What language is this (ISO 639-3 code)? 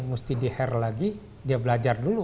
ind